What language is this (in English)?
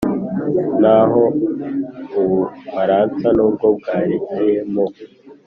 Kinyarwanda